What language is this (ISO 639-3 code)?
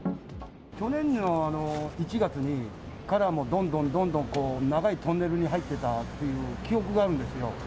jpn